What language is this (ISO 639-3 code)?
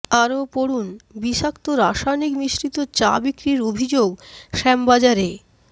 ben